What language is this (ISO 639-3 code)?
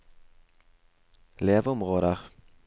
nor